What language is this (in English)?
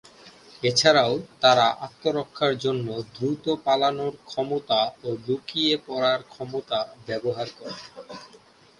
Bangla